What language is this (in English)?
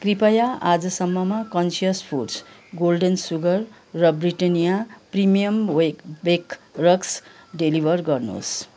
Nepali